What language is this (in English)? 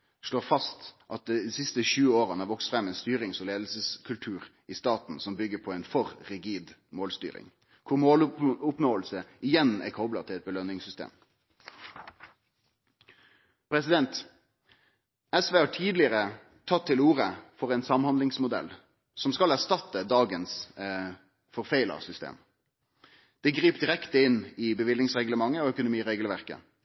Norwegian Nynorsk